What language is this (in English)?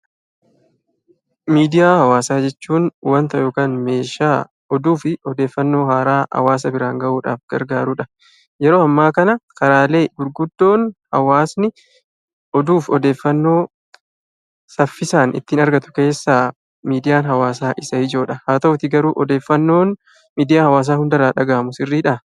Oromo